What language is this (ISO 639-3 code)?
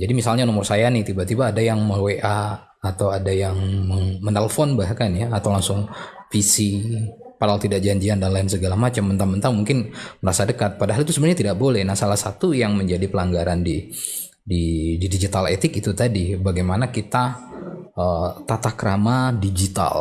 ind